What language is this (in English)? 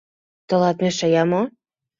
Mari